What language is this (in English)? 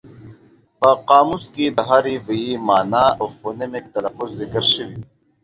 Pashto